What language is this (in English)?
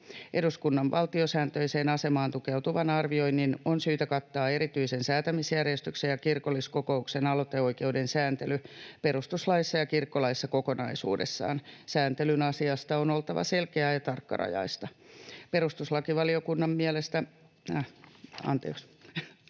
Finnish